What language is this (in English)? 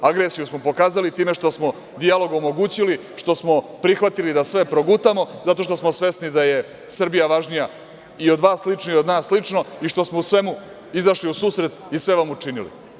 Serbian